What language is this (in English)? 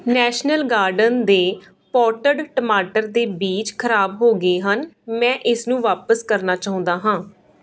Punjabi